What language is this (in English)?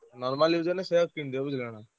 Odia